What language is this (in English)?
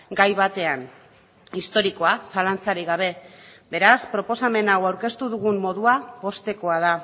Basque